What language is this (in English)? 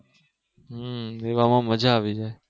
Gujarati